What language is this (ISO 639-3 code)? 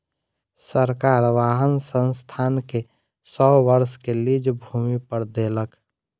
mai